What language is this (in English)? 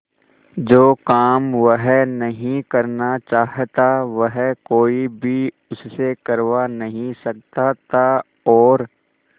Hindi